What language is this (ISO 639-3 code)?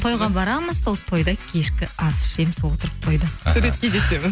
kaz